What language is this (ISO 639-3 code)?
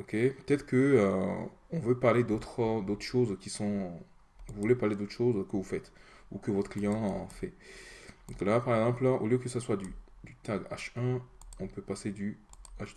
fra